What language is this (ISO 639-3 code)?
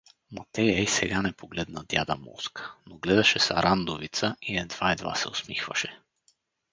bul